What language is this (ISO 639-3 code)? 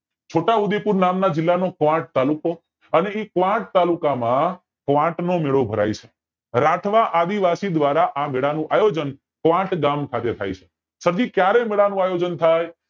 guj